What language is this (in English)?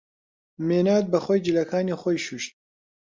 Central Kurdish